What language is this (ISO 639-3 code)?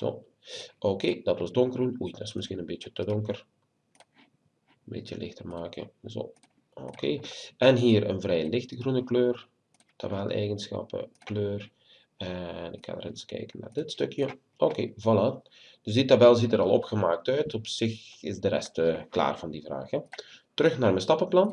nld